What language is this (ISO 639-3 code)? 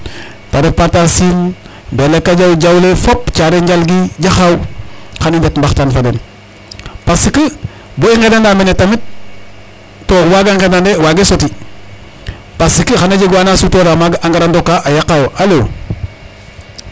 srr